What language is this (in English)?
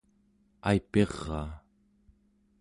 Central Yupik